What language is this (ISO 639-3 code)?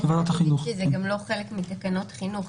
heb